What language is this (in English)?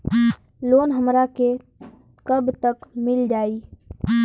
Bhojpuri